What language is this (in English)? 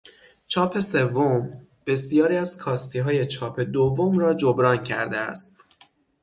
Persian